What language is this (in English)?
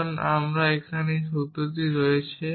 Bangla